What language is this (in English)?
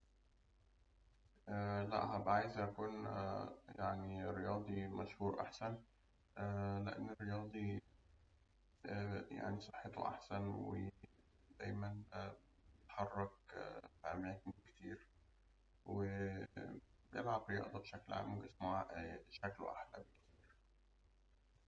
Egyptian Arabic